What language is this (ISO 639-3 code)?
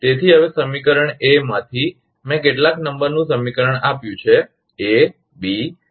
guj